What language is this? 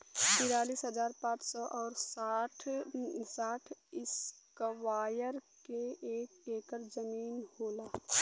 Bhojpuri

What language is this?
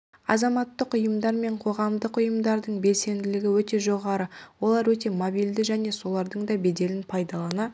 Kazakh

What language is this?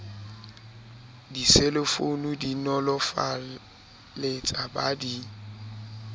Southern Sotho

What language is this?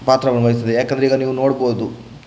Kannada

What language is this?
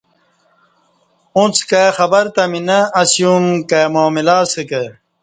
Kati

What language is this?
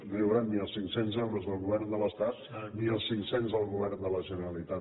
Catalan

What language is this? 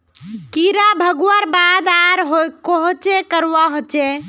Magahi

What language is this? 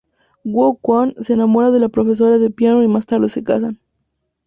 Spanish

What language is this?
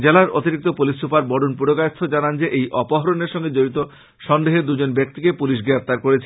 Bangla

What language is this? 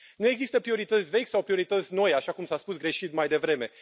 Romanian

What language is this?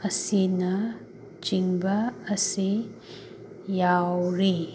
Manipuri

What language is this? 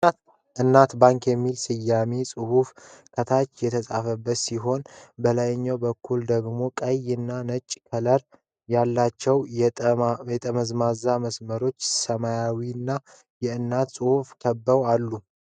Amharic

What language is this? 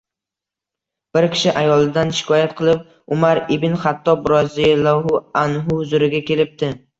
Uzbek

